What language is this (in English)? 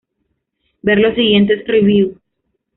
Spanish